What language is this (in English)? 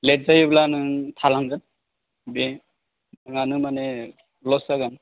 Bodo